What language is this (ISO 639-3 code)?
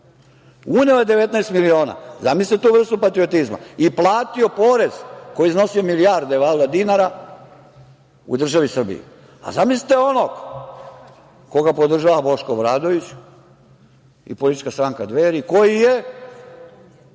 srp